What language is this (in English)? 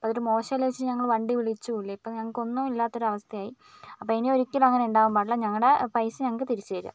Malayalam